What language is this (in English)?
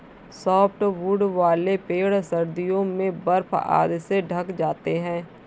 Hindi